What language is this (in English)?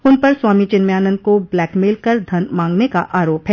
Hindi